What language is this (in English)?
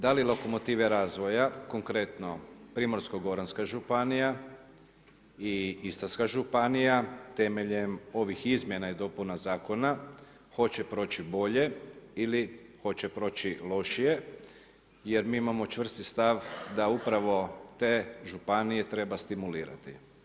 Croatian